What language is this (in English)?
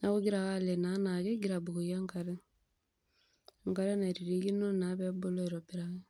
Masai